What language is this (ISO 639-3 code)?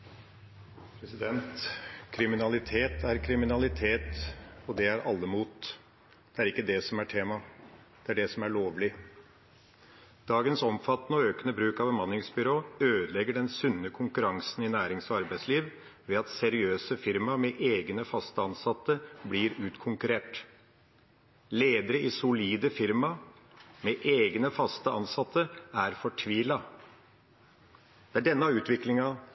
nob